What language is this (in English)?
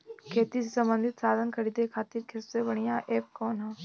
Bhojpuri